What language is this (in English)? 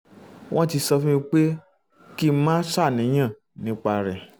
Yoruba